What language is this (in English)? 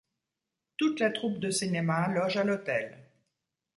French